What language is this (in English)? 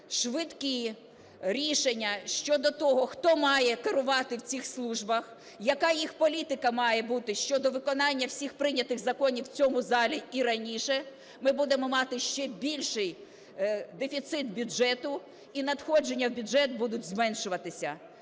Ukrainian